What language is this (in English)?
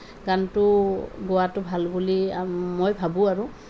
Assamese